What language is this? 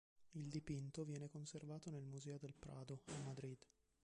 Italian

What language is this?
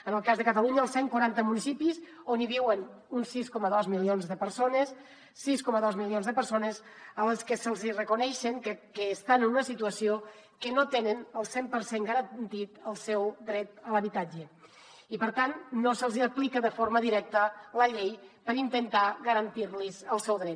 Catalan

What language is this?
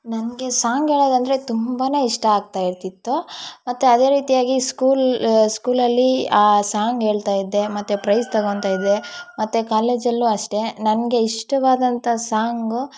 Kannada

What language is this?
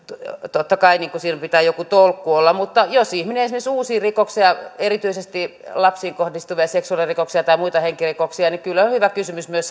Finnish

